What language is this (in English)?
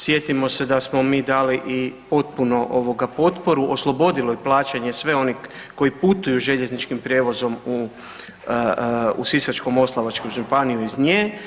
Croatian